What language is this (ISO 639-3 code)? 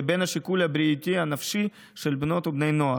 heb